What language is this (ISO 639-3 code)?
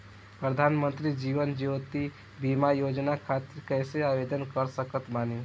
bho